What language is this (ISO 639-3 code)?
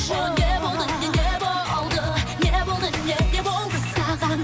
kaz